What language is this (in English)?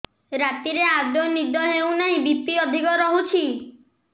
Odia